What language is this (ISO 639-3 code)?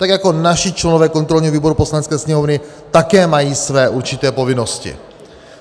ces